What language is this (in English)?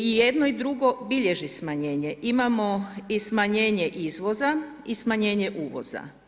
Croatian